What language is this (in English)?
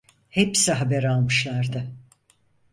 Turkish